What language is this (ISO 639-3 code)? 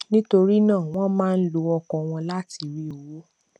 yor